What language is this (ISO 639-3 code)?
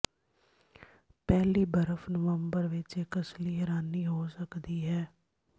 pan